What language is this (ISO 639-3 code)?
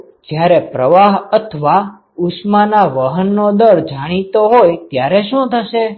guj